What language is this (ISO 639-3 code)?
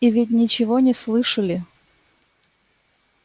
rus